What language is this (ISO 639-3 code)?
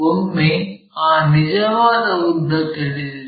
kan